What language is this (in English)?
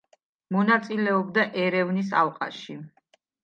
Georgian